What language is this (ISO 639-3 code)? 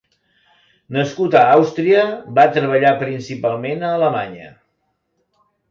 cat